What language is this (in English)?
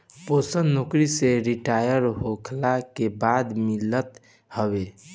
Bhojpuri